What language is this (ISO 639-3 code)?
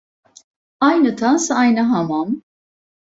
tur